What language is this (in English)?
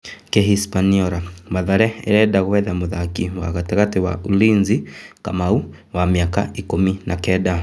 Kikuyu